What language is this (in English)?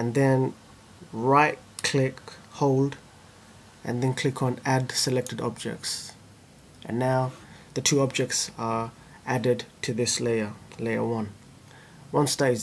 English